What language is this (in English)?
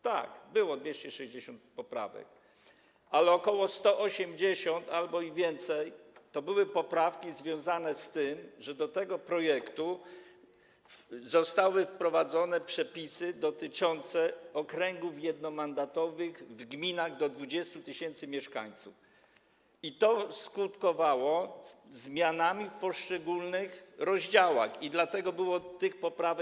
Polish